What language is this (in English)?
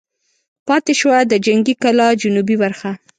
Pashto